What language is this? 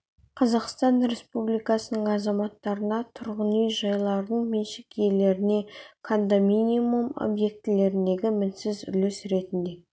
Kazakh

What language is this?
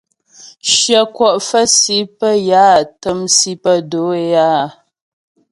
Ghomala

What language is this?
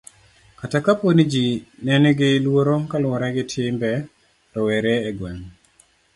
Luo (Kenya and Tanzania)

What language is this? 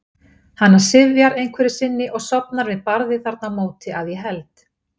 Icelandic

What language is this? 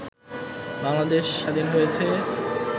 Bangla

